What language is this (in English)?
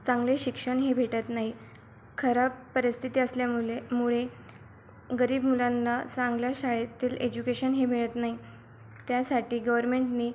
Marathi